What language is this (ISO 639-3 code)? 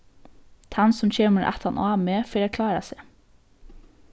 fao